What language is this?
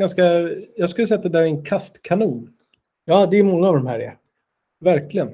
Swedish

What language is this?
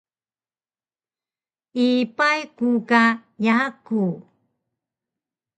Taroko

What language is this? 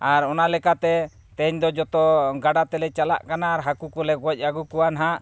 Santali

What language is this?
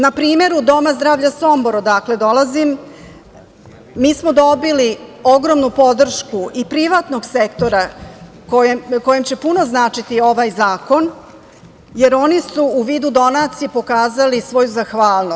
Serbian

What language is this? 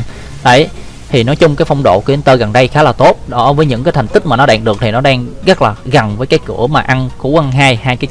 Vietnamese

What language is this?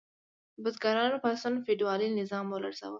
Pashto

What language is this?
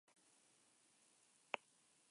Basque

